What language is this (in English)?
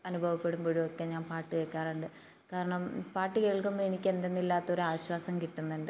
Malayalam